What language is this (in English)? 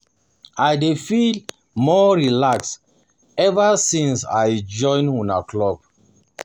Nigerian Pidgin